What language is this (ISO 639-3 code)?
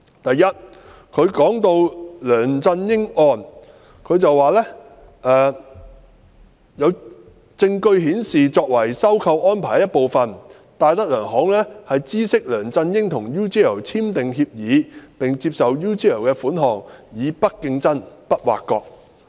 yue